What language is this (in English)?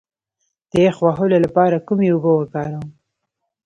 Pashto